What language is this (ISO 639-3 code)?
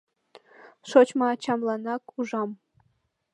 chm